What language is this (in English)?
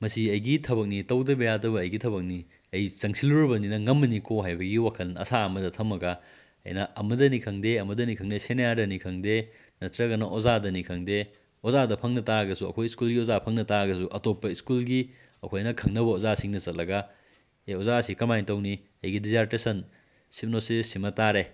Manipuri